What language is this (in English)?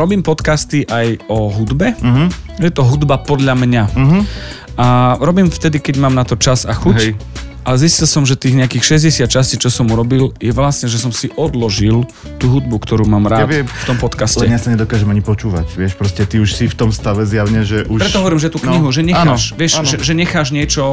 Slovak